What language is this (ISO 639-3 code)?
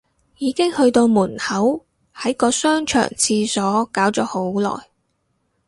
yue